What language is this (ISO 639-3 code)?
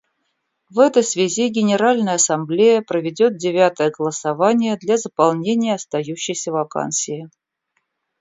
rus